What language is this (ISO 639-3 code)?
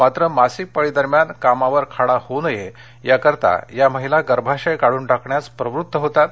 mar